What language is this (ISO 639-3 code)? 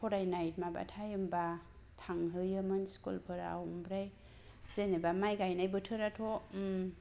brx